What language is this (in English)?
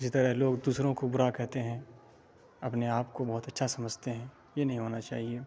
Urdu